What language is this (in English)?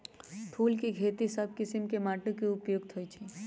Magahi